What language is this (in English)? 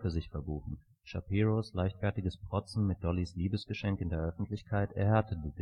German